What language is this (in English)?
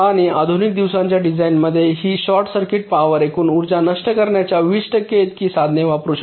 Marathi